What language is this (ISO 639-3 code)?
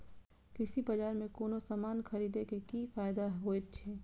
mai